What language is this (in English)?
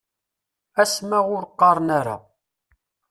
Kabyle